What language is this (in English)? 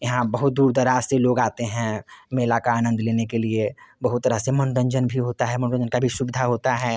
Hindi